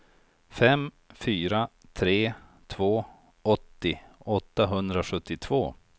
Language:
Swedish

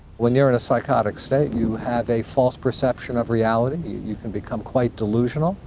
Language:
English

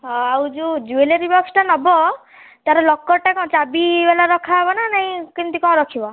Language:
Odia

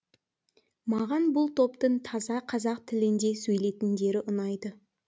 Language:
Kazakh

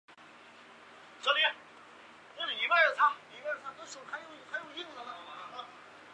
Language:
Chinese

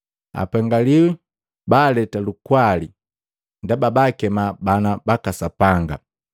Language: Matengo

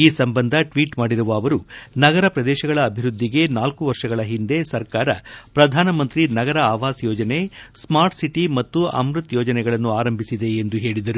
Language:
Kannada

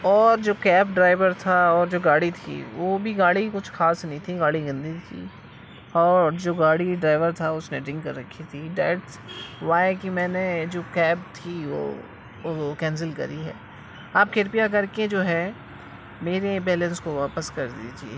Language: Urdu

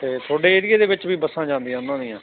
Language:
Punjabi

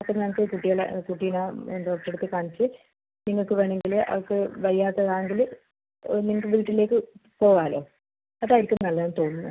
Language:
Malayalam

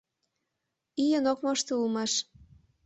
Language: Mari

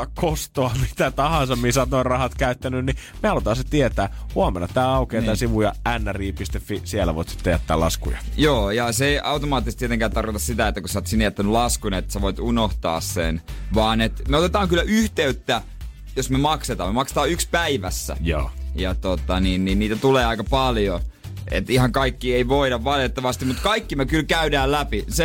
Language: Finnish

